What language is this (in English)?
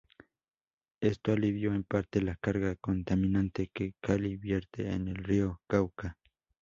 Spanish